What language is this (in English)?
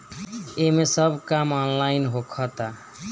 Bhojpuri